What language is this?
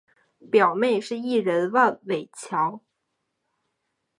Chinese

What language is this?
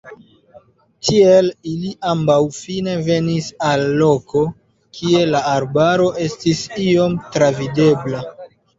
Esperanto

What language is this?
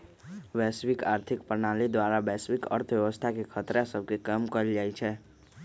Magahi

